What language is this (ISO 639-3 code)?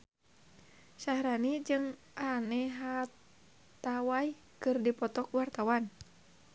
sun